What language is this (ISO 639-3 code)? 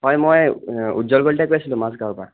asm